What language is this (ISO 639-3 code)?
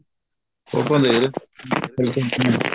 pan